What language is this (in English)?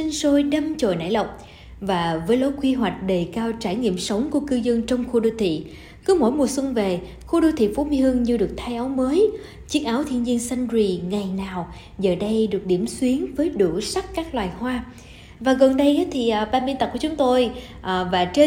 Vietnamese